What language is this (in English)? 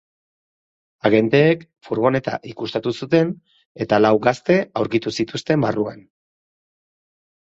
Basque